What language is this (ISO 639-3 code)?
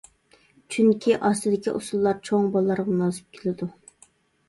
uig